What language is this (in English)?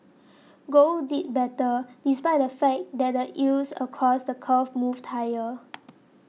English